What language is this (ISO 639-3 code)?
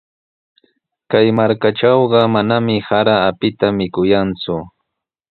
qws